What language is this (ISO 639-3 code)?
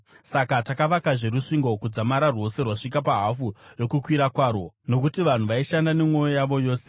sna